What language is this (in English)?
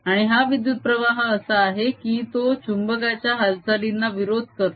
Marathi